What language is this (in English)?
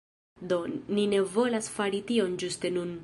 Esperanto